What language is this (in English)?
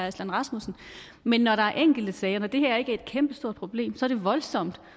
Danish